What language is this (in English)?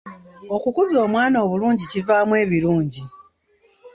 Ganda